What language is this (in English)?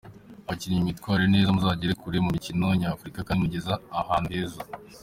Kinyarwanda